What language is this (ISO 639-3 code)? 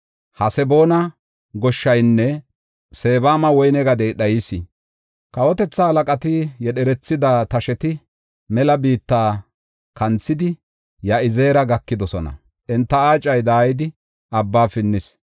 gof